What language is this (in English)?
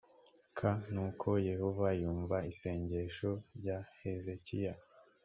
Kinyarwanda